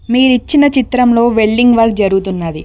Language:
Telugu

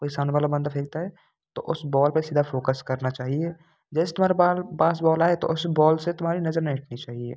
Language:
Hindi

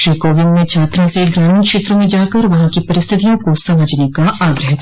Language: Hindi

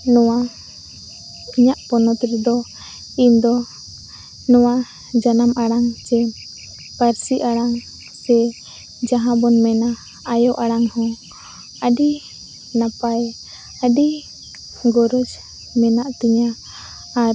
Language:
Santali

